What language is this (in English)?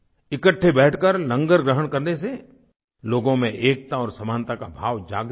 Hindi